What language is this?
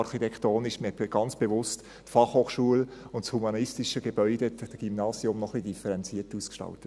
Swiss German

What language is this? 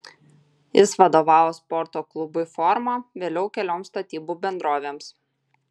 Lithuanian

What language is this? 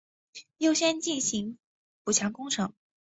Chinese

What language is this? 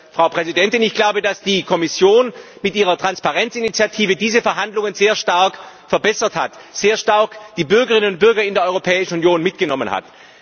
German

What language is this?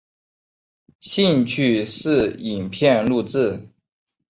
Chinese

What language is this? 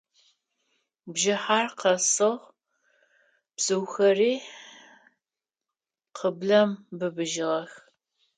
Adyghe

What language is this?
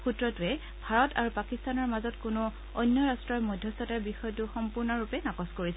Assamese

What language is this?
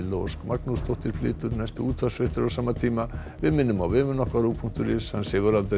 Icelandic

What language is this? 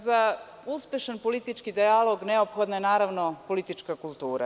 Serbian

